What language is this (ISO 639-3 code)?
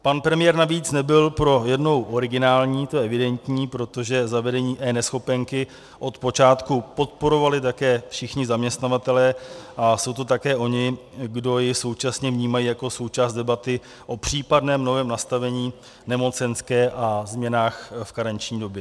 ces